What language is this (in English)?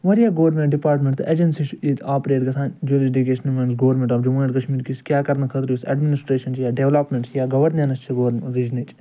Kashmiri